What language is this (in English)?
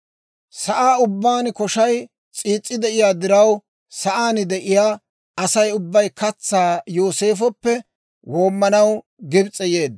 Dawro